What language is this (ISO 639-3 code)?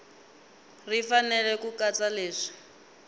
tso